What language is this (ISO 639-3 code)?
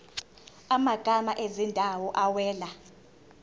zul